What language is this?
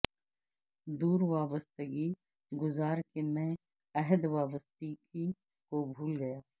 Urdu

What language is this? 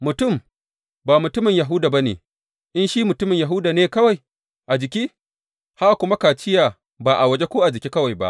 Hausa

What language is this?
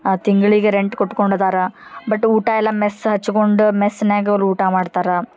Kannada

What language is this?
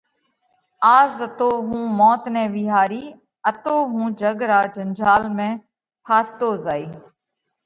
Parkari Koli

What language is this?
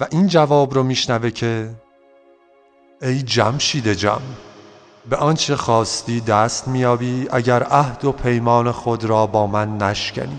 Persian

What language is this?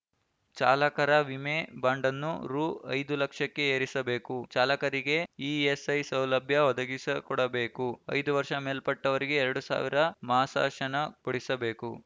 Kannada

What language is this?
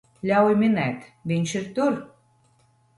Latvian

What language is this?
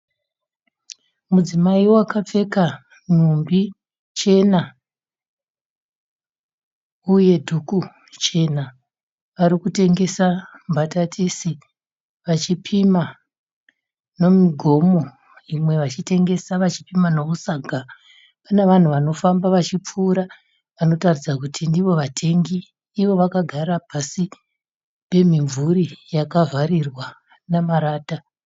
Shona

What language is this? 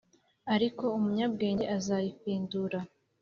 Kinyarwanda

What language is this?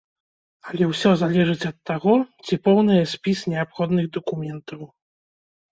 Belarusian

